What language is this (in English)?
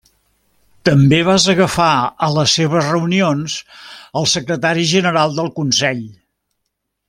Catalan